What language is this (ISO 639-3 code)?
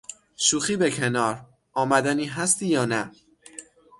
fas